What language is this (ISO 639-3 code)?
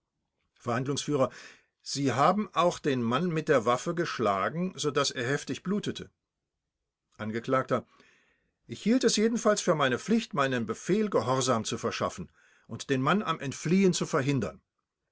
deu